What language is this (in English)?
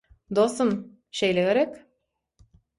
Turkmen